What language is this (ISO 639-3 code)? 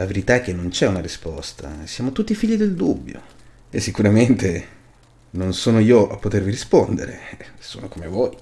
ita